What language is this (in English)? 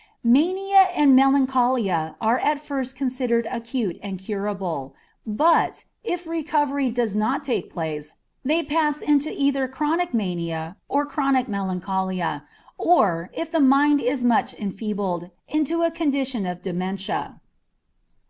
English